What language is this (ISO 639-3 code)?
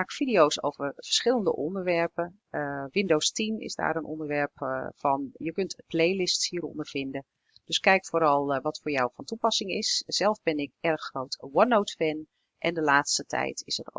nld